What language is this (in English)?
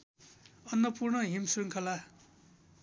Nepali